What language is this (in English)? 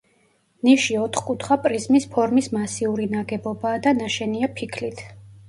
Georgian